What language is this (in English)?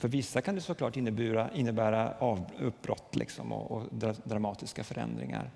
Swedish